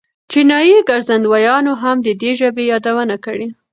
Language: Pashto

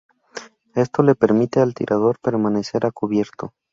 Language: Spanish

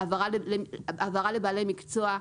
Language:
Hebrew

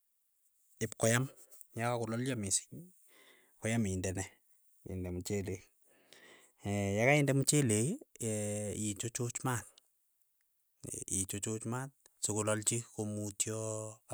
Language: Keiyo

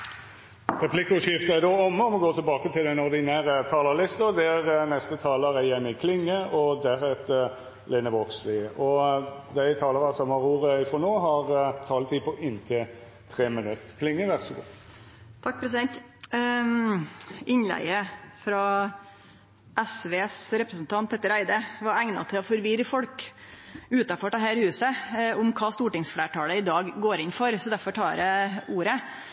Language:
Norwegian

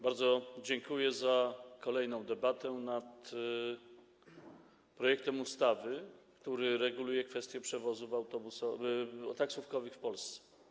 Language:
Polish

